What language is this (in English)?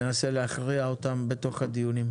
Hebrew